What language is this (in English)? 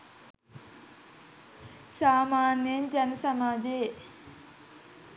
Sinhala